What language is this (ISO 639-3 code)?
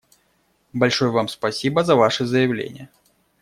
rus